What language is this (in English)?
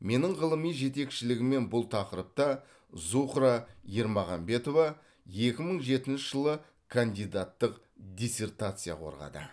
Kazakh